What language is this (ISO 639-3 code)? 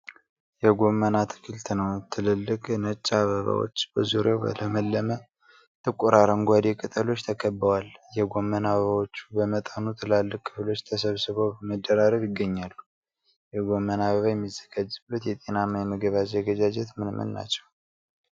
amh